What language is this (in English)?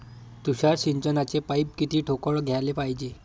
Marathi